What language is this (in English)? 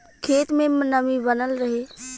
Bhojpuri